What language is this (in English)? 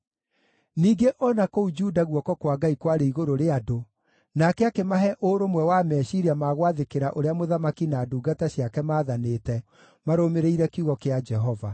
Kikuyu